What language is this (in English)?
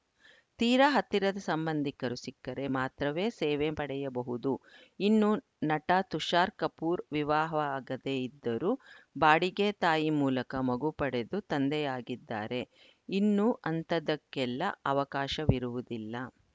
Kannada